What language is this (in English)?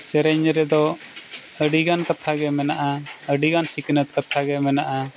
Santali